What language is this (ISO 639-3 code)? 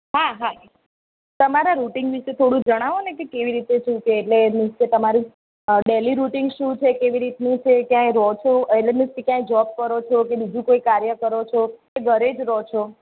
guj